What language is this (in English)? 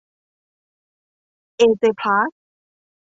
Thai